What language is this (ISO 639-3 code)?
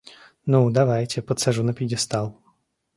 rus